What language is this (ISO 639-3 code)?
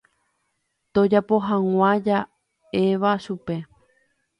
grn